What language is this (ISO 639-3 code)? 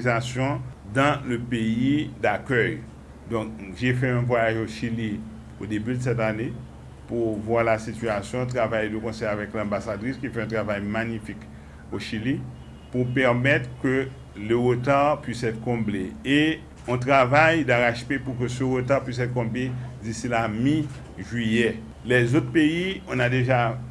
fra